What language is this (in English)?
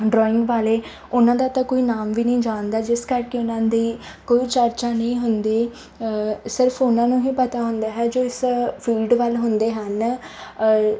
Punjabi